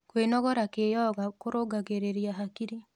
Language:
Kikuyu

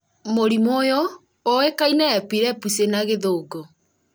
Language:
Kikuyu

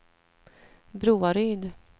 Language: Swedish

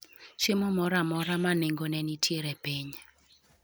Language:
Luo (Kenya and Tanzania)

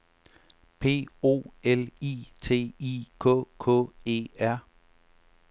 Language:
Danish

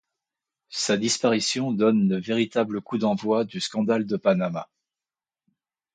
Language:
French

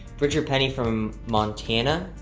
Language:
English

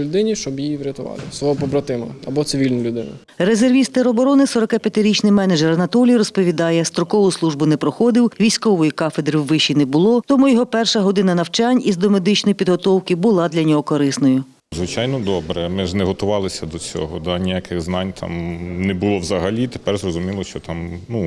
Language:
Ukrainian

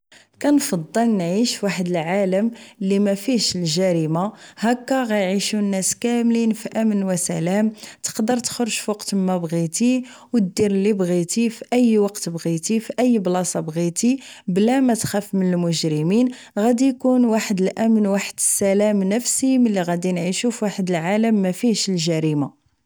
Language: Moroccan Arabic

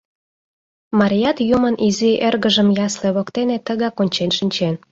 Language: Mari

